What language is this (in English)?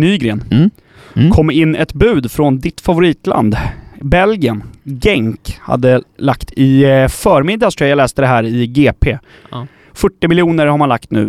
Swedish